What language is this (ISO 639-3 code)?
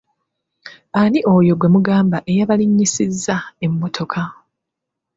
lug